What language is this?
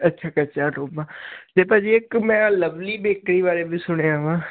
Punjabi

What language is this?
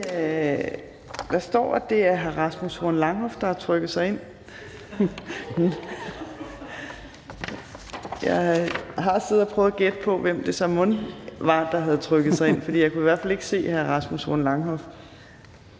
Danish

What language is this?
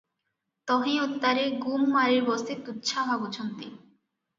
Odia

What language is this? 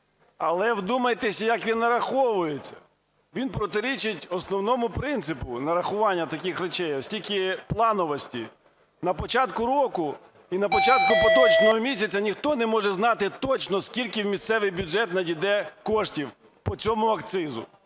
Ukrainian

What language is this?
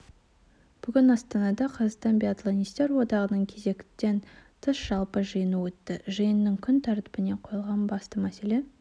Kazakh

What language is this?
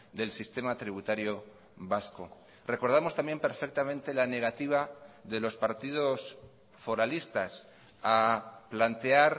Spanish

